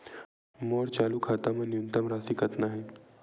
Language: Chhattisgarhi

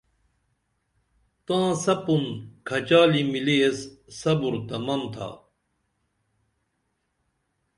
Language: Dameli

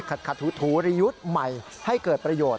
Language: Thai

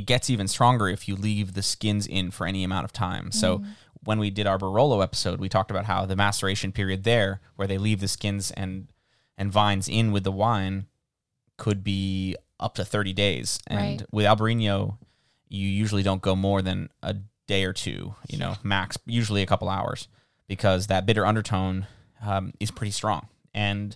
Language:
English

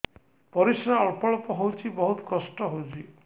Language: Odia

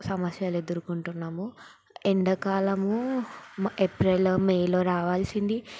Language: Telugu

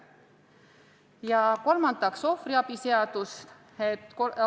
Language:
Estonian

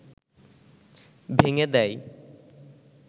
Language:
Bangla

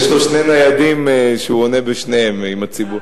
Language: Hebrew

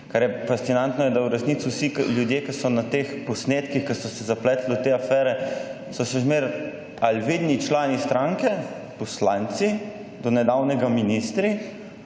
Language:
Slovenian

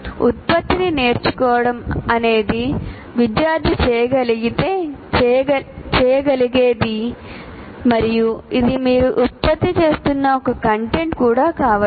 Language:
Telugu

